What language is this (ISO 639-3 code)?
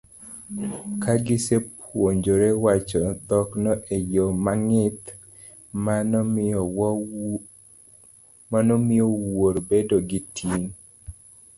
luo